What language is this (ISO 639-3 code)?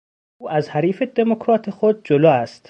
fas